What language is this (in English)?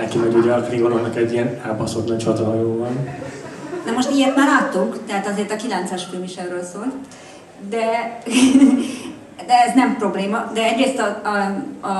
Hungarian